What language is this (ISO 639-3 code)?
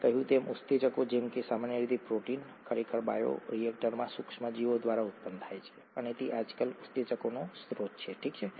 guj